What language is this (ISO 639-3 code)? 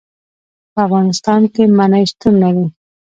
pus